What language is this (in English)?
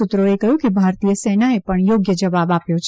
Gujarati